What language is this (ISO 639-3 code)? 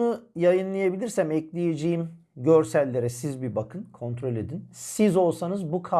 tur